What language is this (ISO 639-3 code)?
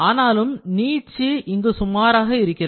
tam